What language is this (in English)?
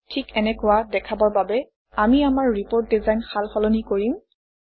Assamese